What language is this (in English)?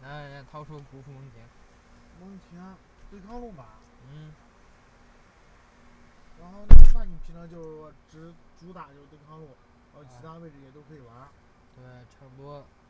Chinese